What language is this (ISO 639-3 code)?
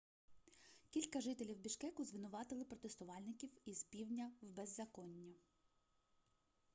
ukr